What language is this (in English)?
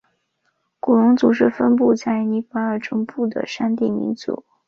Chinese